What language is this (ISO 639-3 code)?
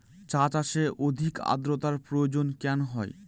ben